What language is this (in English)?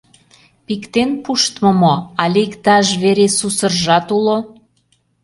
Mari